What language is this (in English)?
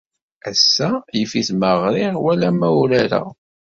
Kabyle